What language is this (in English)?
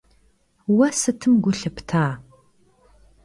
Kabardian